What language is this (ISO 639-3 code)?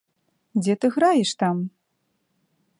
bel